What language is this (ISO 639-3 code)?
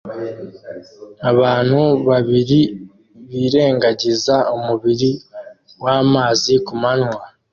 kin